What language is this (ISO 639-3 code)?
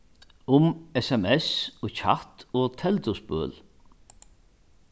fao